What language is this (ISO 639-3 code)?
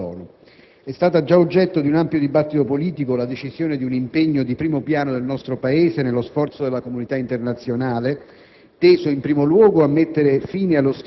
ita